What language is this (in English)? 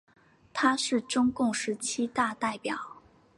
Chinese